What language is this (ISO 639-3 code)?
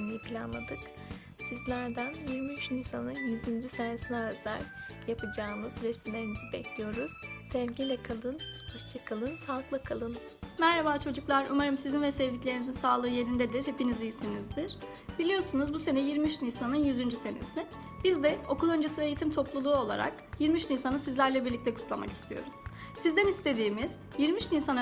tur